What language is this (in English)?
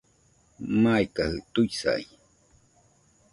Nüpode Huitoto